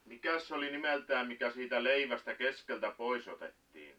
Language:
Finnish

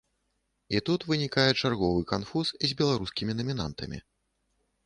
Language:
Belarusian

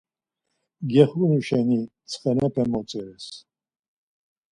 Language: Laz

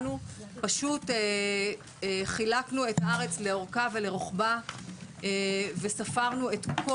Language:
Hebrew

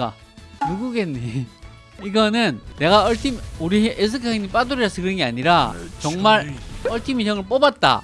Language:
Korean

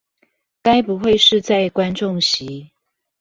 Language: Chinese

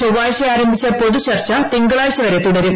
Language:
Malayalam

